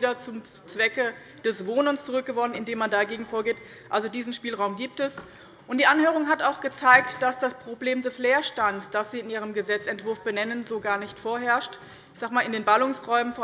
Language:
German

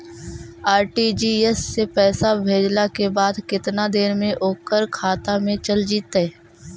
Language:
Magahi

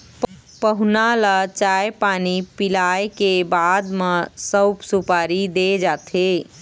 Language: Chhattisgarhi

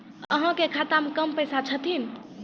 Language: Maithili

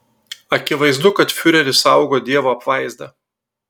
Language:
Lithuanian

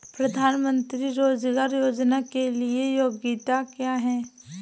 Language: Hindi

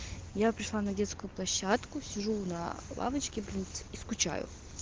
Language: Russian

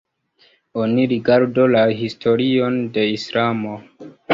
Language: Esperanto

